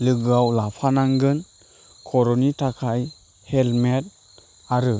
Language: Bodo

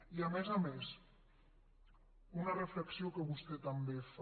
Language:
Catalan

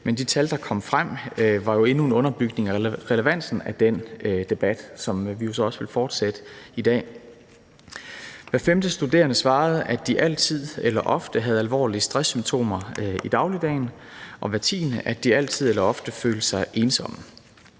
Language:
Danish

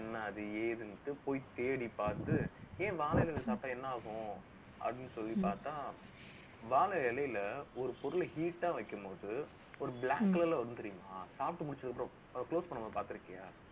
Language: Tamil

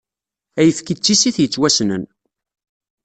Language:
Kabyle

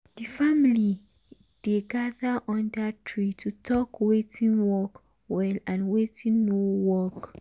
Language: Nigerian Pidgin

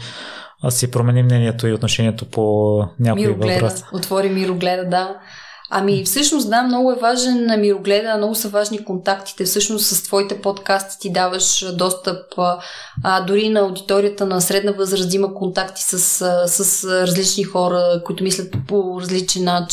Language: Bulgarian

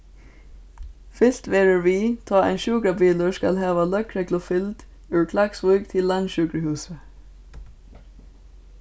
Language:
Faroese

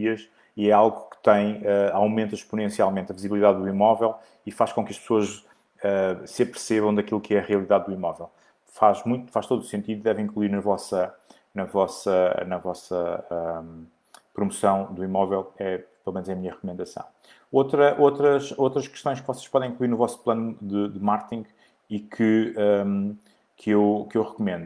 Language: Portuguese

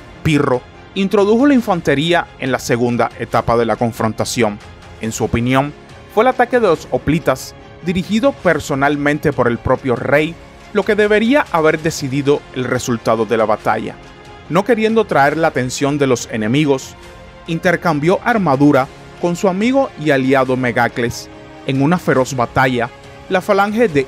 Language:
Spanish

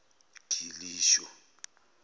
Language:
Zulu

